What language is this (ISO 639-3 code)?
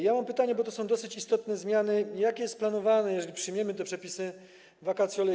pol